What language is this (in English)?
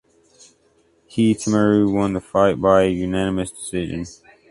English